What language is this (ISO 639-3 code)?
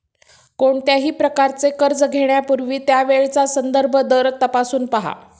mar